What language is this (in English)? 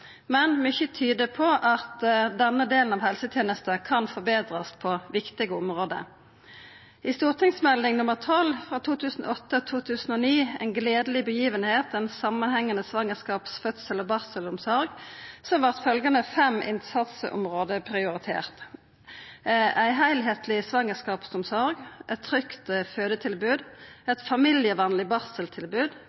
Norwegian Nynorsk